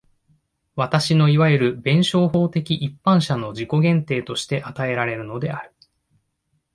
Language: Japanese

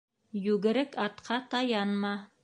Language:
Bashkir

